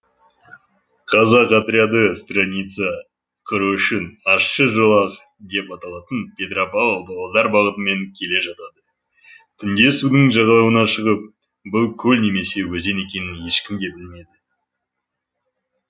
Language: Kazakh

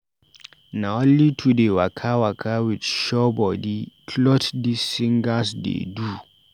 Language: Nigerian Pidgin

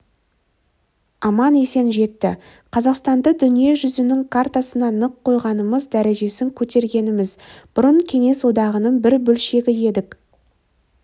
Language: Kazakh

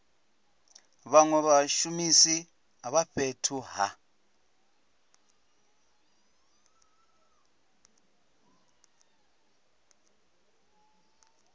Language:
Venda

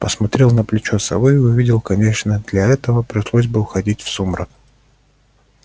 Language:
Russian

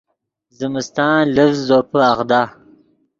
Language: Yidgha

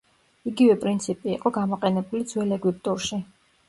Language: Georgian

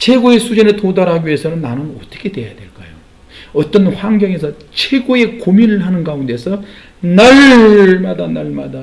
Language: Korean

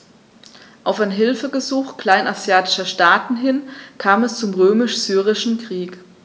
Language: German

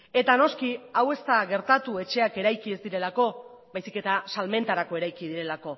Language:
Basque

